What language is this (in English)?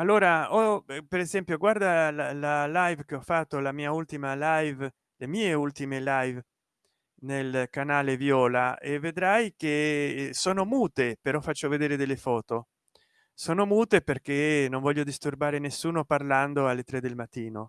Italian